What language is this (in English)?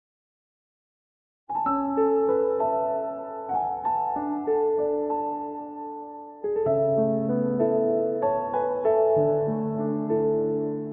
Korean